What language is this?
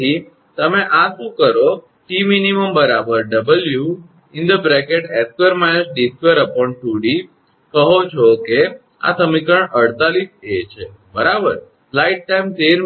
Gujarati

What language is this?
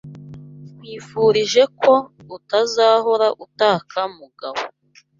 Kinyarwanda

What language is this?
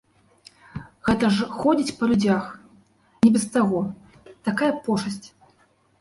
Belarusian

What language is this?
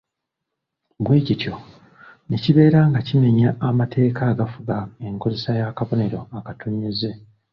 Ganda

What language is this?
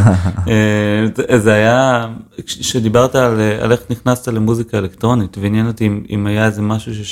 Hebrew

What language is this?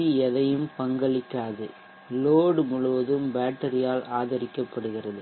Tamil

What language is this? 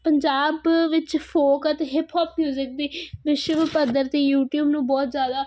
Punjabi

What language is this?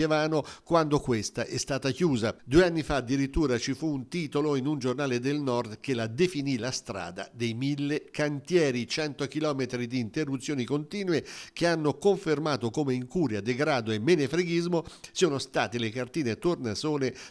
Italian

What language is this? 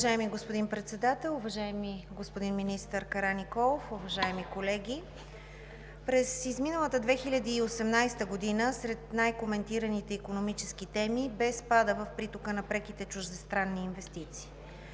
Bulgarian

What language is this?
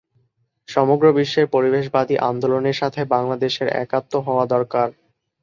Bangla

